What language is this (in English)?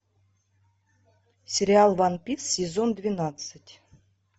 Russian